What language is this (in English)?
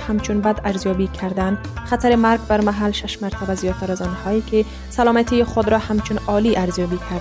Persian